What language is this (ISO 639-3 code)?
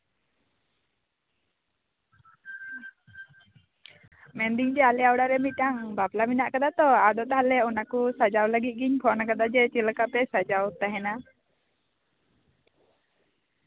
sat